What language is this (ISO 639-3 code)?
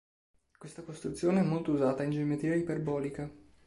ita